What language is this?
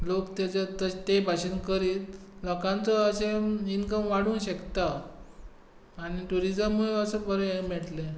Konkani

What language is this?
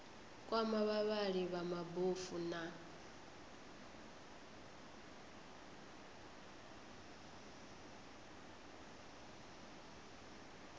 Venda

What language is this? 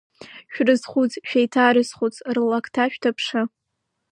Abkhazian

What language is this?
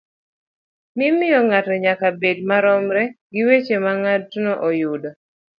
Luo (Kenya and Tanzania)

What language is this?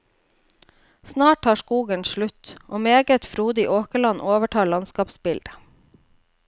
Norwegian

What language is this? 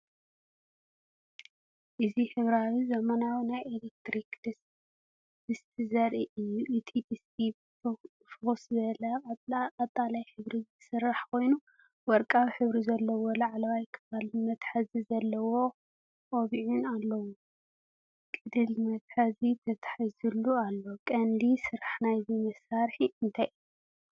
Tigrinya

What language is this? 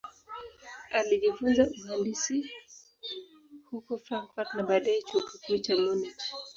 Swahili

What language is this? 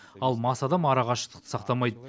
Kazakh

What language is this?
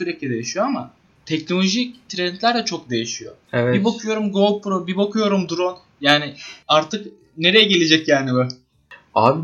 Turkish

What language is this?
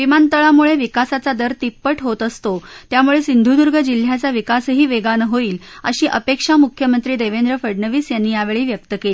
Marathi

